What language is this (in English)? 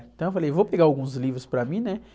Portuguese